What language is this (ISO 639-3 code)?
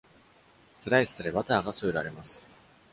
jpn